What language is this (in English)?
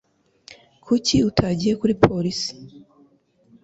Kinyarwanda